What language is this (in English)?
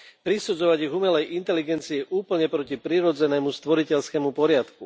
Slovak